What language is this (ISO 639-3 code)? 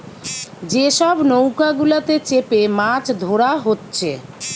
ben